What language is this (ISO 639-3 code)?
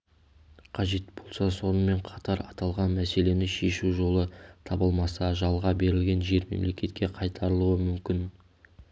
kaz